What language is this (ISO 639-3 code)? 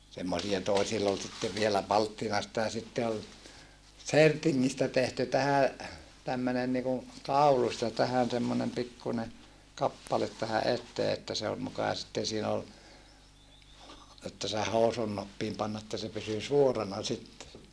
fin